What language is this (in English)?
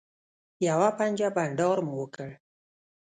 Pashto